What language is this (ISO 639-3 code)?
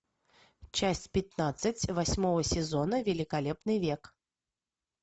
rus